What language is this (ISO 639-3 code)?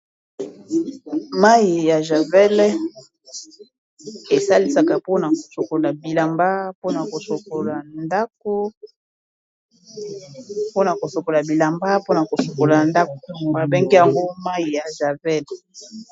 lin